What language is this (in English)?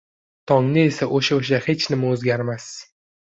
Uzbek